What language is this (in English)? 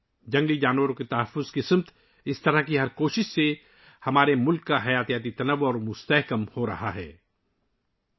Urdu